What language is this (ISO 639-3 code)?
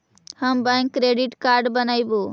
mag